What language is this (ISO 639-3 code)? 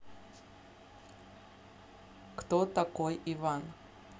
rus